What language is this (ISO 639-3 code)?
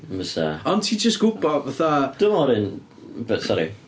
cym